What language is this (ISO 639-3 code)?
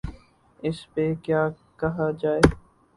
urd